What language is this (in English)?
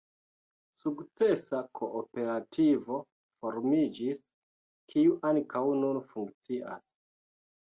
Esperanto